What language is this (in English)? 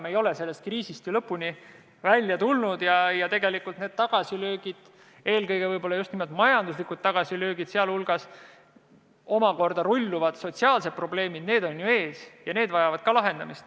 Estonian